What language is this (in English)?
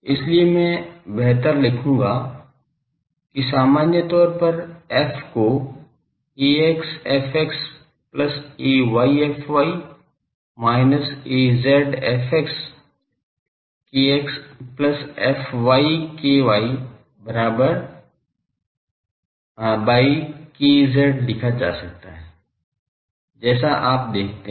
Hindi